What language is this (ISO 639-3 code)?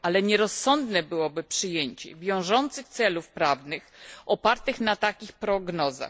pol